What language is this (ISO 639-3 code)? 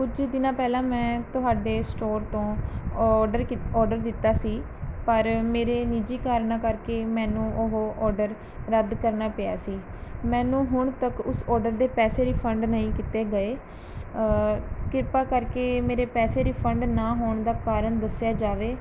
pan